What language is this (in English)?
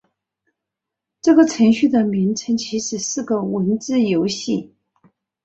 Chinese